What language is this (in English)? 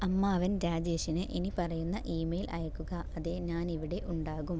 Malayalam